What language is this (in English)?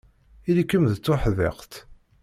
Kabyle